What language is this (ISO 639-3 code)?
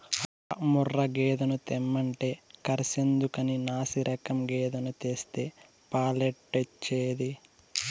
tel